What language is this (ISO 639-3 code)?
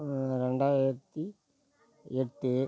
tam